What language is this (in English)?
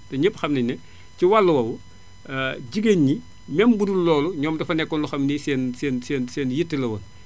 Wolof